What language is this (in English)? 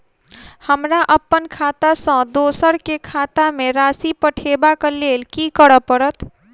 Maithili